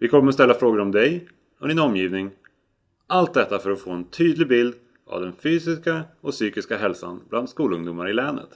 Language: Swedish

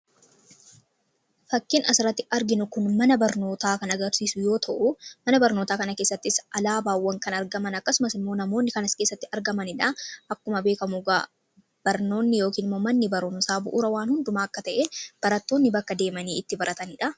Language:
Oromo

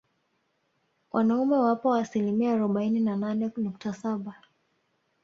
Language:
Swahili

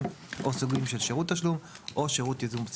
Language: Hebrew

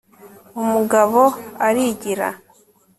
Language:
Kinyarwanda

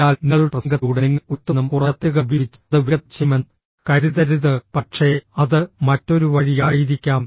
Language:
Malayalam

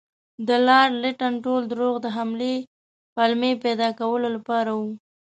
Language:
Pashto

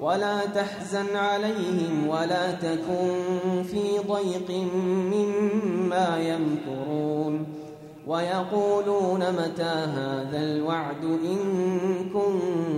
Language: Arabic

